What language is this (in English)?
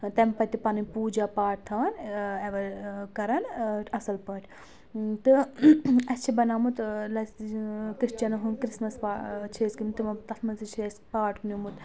Kashmiri